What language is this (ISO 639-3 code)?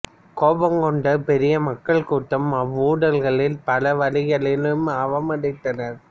tam